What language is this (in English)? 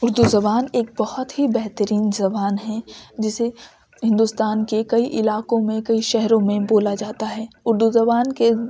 Urdu